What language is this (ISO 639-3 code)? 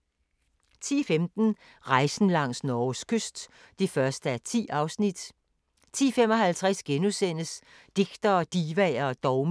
dan